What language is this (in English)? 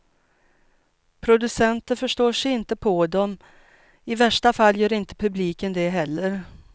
Swedish